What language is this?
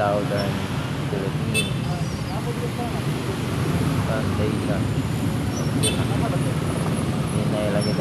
Filipino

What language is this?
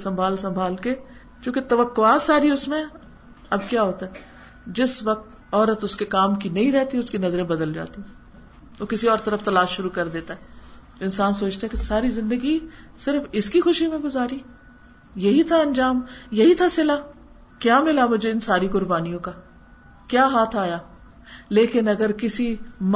Urdu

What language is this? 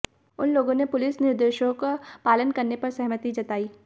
Hindi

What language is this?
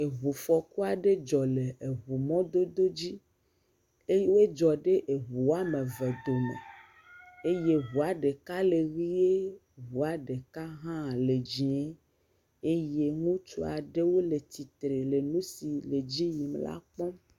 Ewe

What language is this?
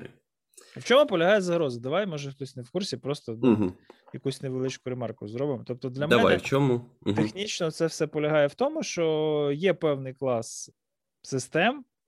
Ukrainian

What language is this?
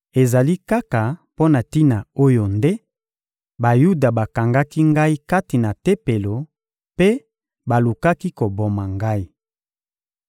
Lingala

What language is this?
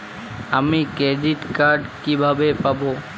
Bangla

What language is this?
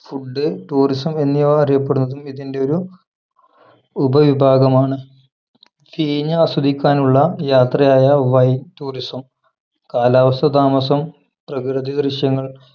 Malayalam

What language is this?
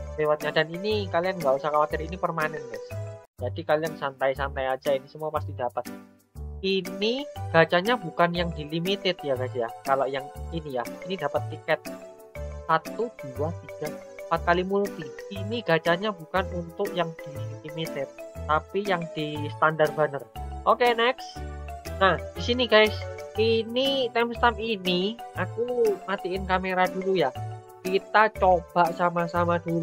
Indonesian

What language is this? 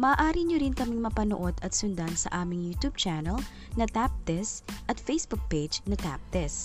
Filipino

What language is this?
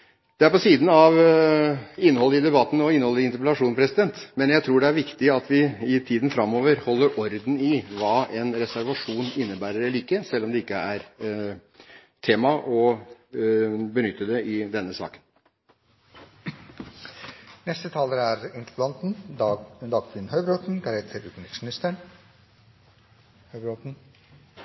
Norwegian Bokmål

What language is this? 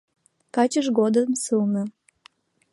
Mari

